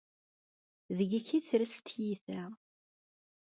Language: Kabyle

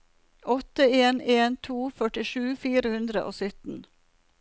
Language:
Norwegian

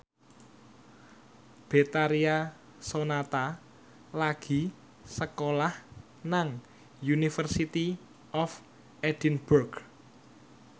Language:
Javanese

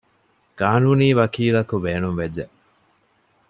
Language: Divehi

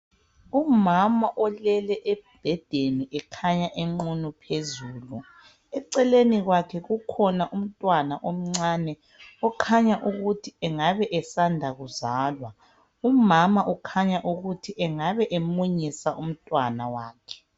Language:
North Ndebele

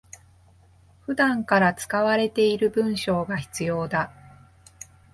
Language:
Japanese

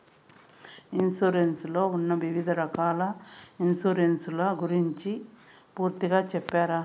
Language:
Telugu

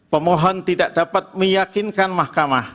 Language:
Indonesian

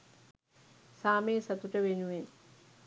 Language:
Sinhala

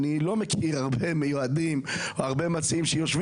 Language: Hebrew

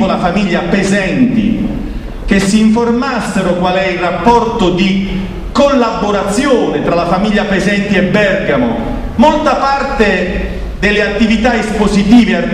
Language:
Italian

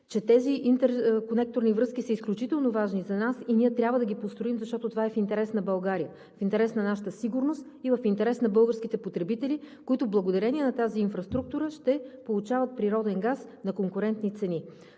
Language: Bulgarian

